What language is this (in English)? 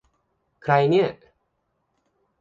Thai